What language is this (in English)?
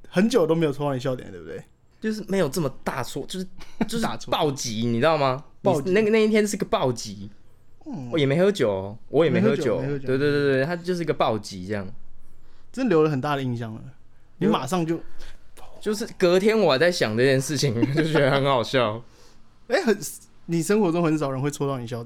Chinese